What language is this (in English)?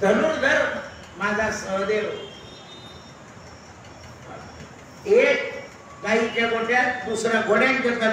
Indonesian